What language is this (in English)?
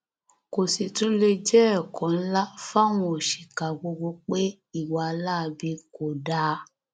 Yoruba